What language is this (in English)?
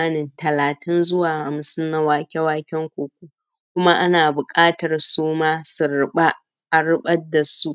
Hausa